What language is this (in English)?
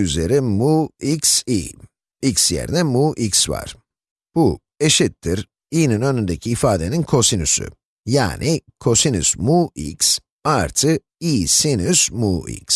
Turkish